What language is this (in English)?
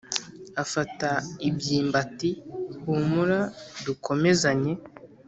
Kinyarwanda